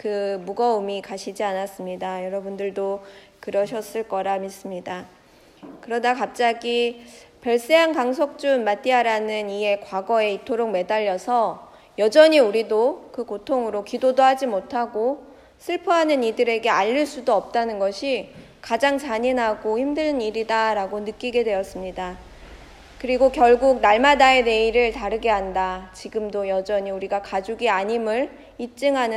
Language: Korean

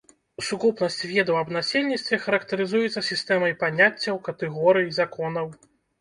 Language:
Belarusian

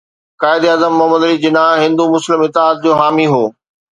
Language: Sindhi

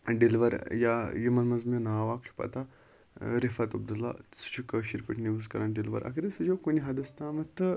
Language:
Kashmiri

